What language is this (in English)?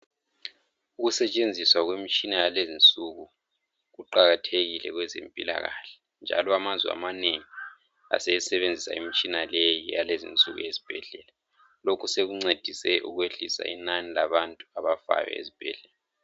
North Ndebele